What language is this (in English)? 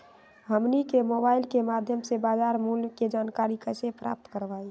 Magahi